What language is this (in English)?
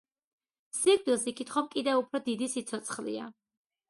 Georgian